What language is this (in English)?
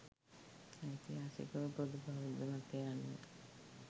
Sinhala